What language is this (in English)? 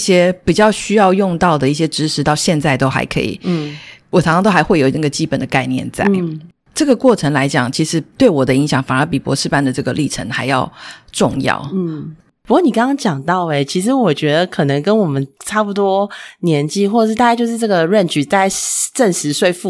Chinese